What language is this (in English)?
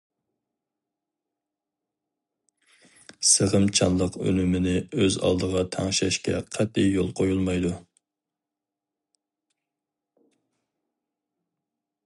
Uyghur